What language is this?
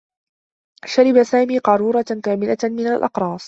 Arabic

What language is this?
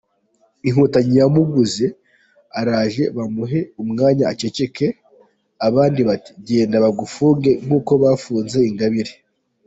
Kinyarwanda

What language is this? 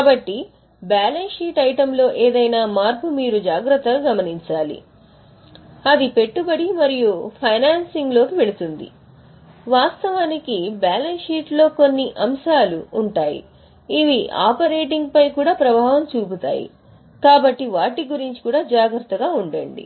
Telugu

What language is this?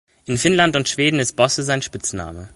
German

